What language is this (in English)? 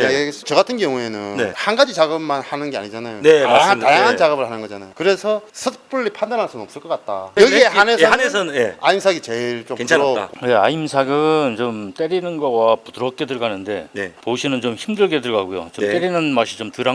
Korean